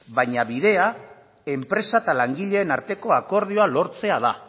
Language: Basque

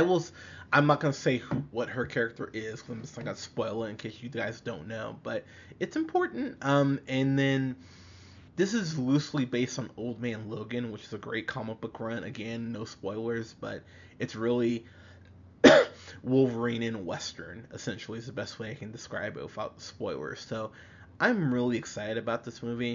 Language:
English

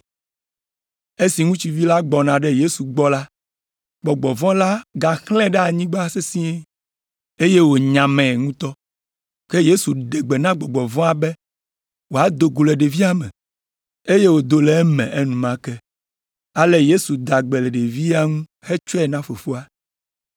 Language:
Ewe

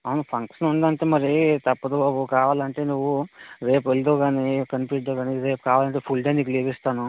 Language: Telugu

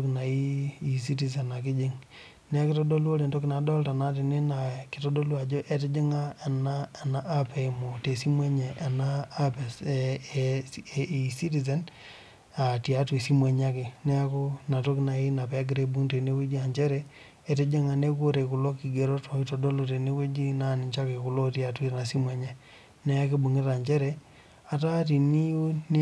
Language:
Masai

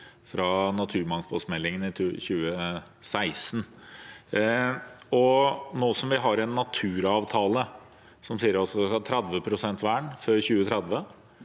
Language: Norwegian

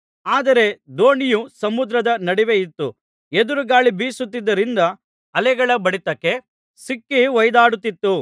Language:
Kannada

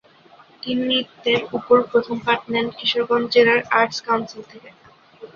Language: Bangla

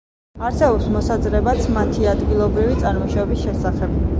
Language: Georgian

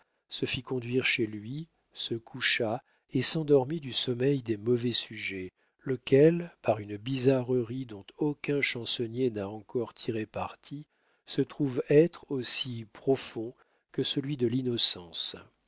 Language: French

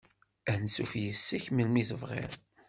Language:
Kabyle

